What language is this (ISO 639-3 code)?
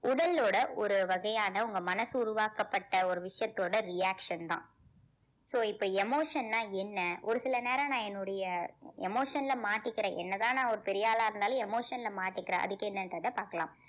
tam